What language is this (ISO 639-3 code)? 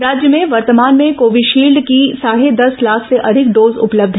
hin